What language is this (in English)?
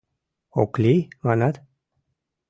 Mari